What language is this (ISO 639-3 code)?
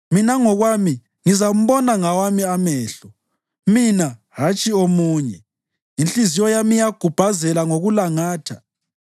nde